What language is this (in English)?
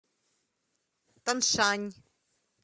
Russian